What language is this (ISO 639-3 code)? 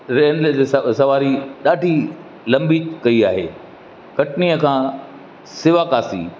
snd